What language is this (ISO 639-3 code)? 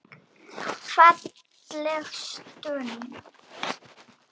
isl